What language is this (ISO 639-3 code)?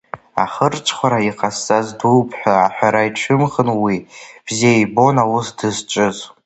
abk